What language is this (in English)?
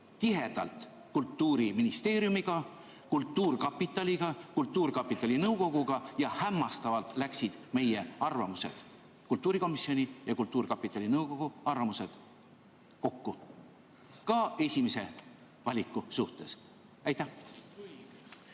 Estonian